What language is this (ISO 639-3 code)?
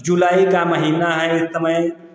hin